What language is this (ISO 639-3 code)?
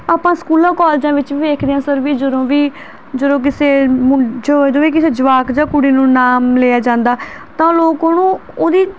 pan